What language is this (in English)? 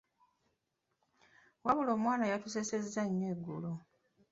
Ganda